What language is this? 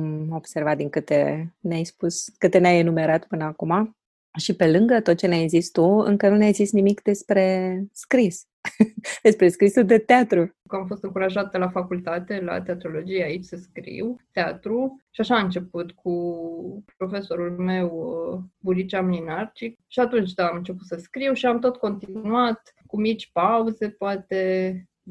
Romanian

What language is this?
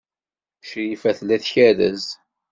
Kabyle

